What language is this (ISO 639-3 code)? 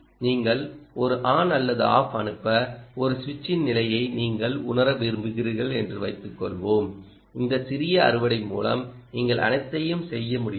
tam